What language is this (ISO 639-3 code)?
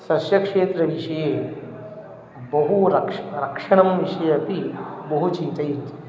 san